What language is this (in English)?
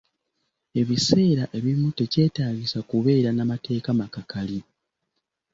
Ganda